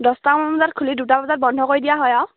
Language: Assamese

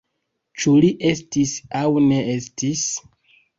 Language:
Esperanto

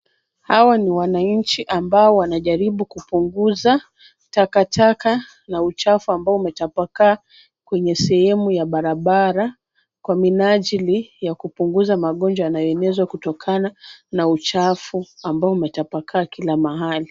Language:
Swahili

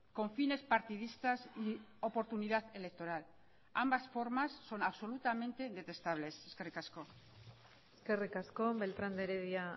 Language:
Spanish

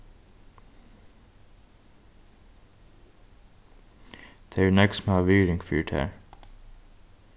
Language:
Faroese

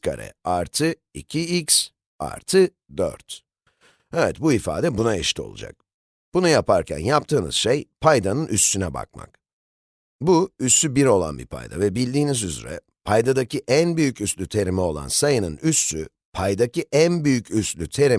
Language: Turkish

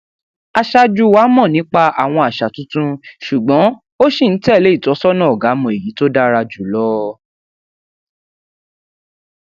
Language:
Yoruba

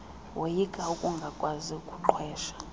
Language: Xhosa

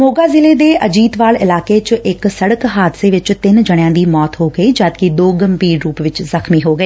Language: Punjabi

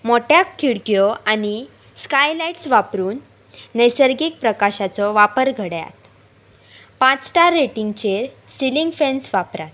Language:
Konkani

